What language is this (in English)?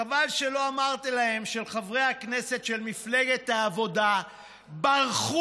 Hebrew